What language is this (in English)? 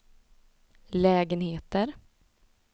Swedish